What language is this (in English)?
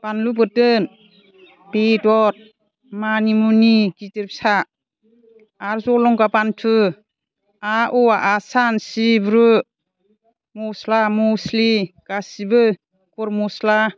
Bodo